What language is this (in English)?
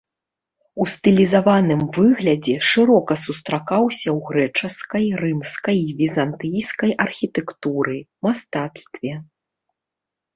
Belarusian